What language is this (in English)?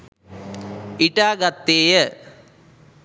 Sinhala